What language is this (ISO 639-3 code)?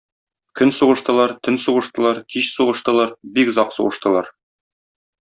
tat